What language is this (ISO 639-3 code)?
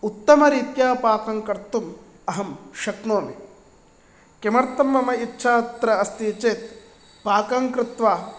san